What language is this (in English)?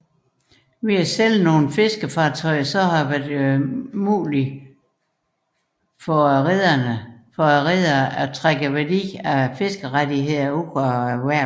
Danish